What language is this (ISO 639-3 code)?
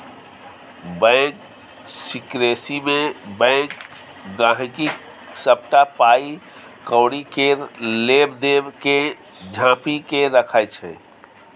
mai